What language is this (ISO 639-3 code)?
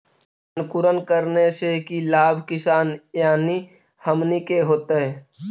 mag